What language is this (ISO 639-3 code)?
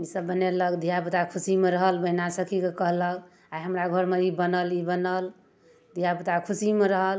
mai